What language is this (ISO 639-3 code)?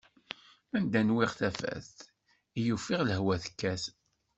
kab